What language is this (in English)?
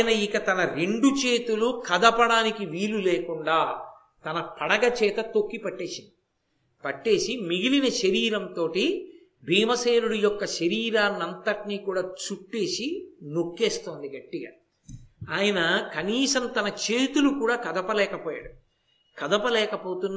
Telugu